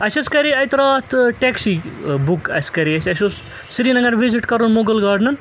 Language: Kashmiri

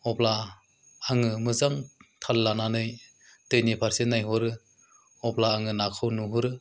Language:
Bodo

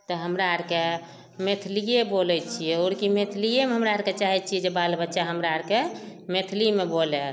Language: Maithili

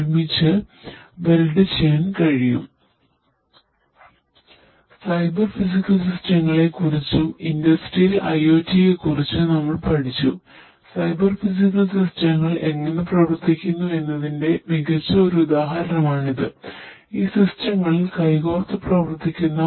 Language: Malayalam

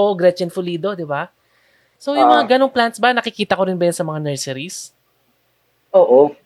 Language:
Filipino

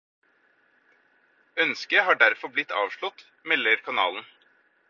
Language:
Norwegian Bokmål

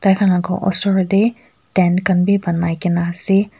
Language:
Naga Pidgin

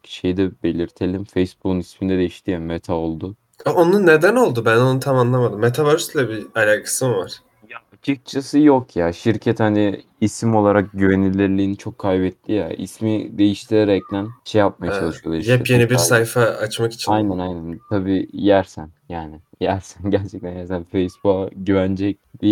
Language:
Turkish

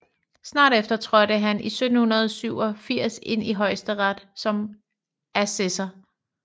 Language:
Danish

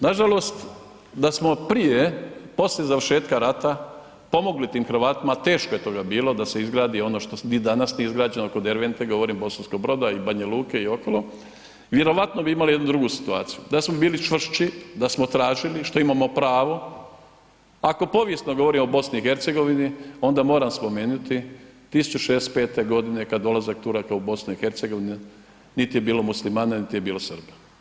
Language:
Croatian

